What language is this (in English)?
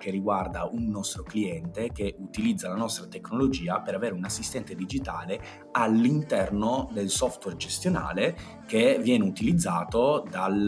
Italian